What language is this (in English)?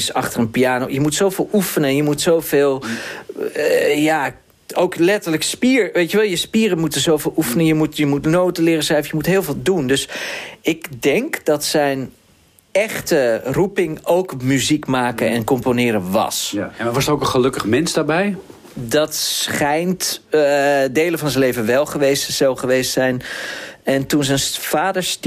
Dutch